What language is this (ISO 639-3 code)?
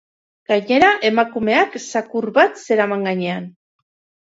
eus